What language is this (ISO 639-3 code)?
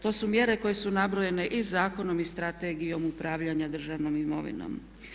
hrv